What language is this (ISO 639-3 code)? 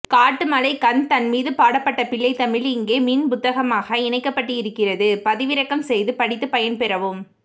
tam